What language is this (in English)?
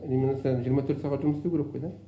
Kazakh